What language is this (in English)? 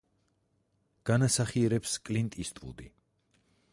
Georgian